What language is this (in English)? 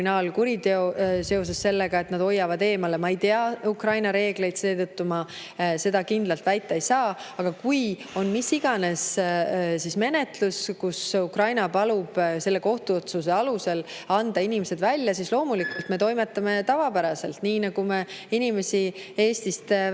Estonian